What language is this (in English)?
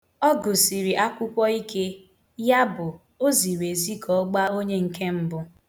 Igbo